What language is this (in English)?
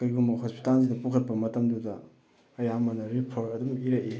Manipuri